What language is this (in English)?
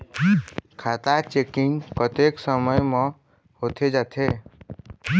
Chhattisgarhi